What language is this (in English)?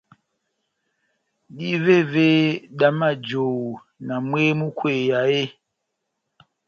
Batanga